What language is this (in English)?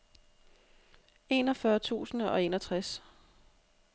Danish